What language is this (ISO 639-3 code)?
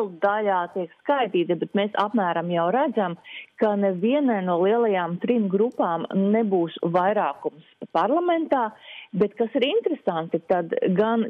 lav